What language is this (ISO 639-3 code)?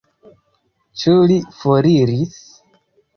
epo